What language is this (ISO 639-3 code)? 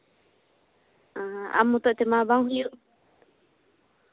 sat